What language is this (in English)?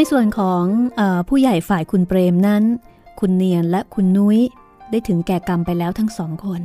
Thai